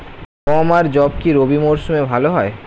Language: Bangla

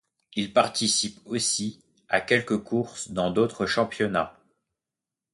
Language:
French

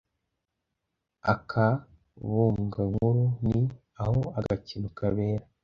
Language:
Kinyarwanda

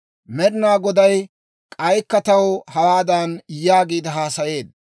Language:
Dawro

